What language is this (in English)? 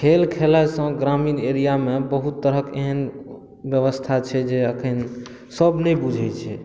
Maithili